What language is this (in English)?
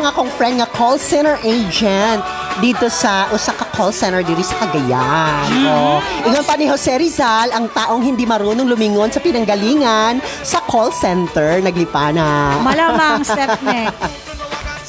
Filipino